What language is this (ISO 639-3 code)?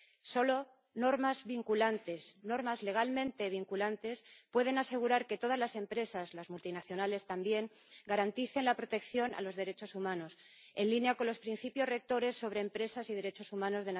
spa